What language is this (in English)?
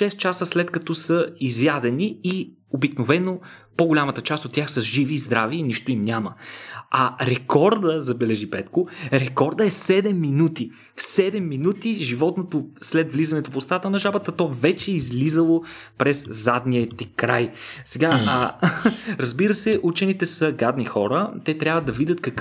Bulgarian